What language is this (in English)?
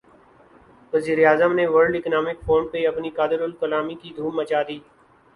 Urdu